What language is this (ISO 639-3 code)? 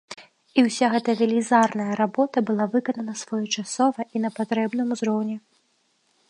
bel